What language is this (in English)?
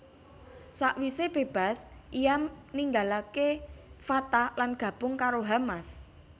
Javanese